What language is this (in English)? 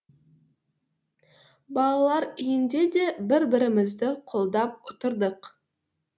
Kazakh